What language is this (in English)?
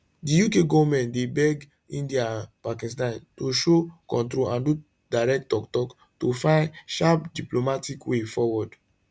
Nigerian Pidgin